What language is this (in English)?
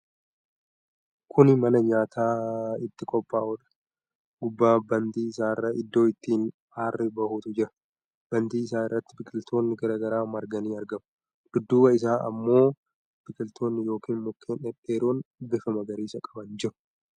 Oromo